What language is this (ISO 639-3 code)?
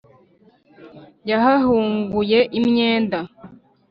kin